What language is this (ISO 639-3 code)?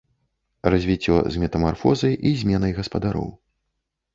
bel